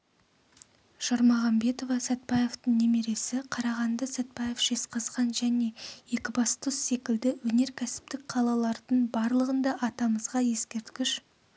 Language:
Kazakh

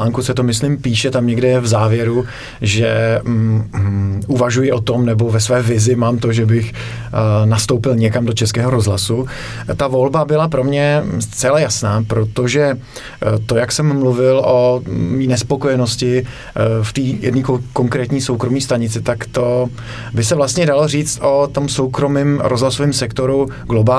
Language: Czech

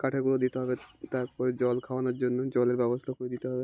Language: Bangla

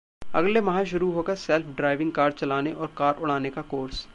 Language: Hindi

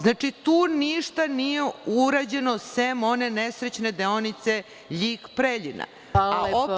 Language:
Serbian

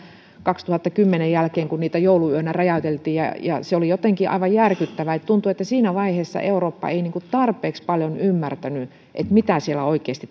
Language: Finnish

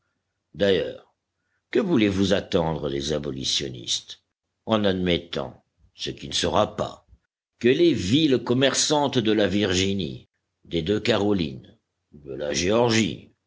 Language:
French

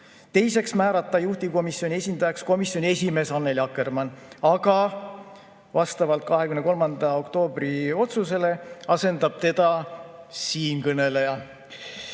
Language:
Estonian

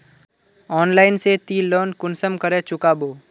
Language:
Magahi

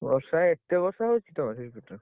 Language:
Odia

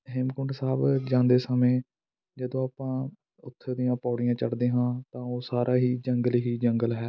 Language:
Punjabi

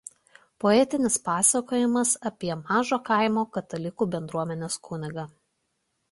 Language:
Lithuanian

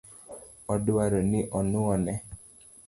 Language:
Luo (Kenya and Tanzania)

